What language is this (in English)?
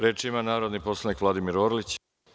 Serbian